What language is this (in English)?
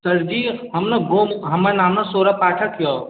Maithili